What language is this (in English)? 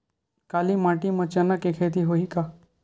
Chhattisgarhi